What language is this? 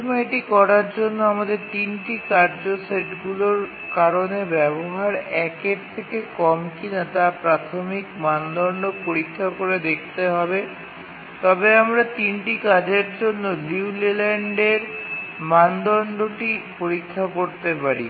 Bangla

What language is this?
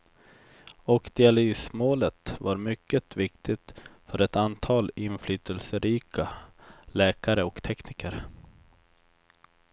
Swedish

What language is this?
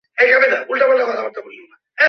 Bangla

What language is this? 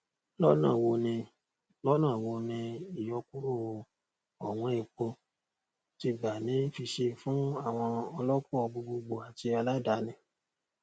Yoruba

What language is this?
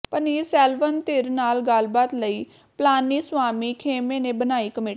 Punjabi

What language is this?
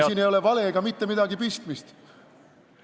Estonian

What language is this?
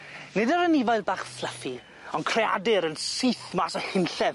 Welsh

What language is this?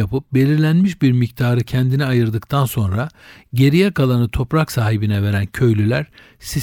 Turkish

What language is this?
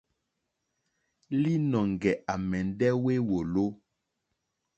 Mokpwe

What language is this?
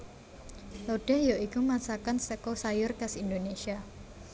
Javanese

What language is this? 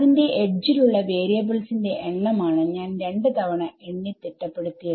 Malayalam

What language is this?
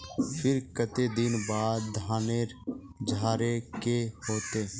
Magahi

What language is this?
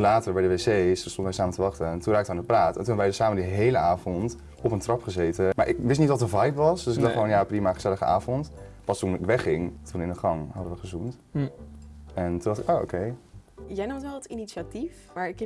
Dutch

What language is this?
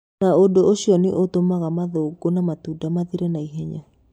Kikuyu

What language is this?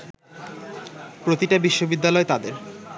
Bangla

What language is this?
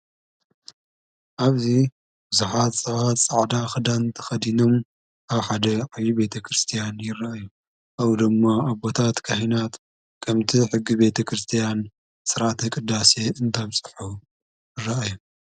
Tigrinya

